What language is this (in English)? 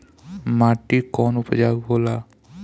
Bhojpuri